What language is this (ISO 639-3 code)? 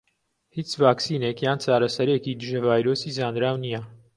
ckb